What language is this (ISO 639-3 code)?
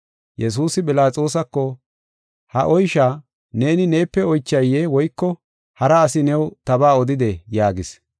gof